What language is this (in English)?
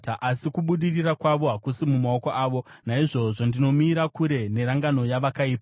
Shona